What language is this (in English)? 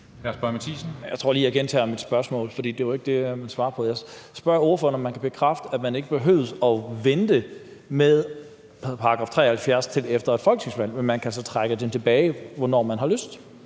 Danish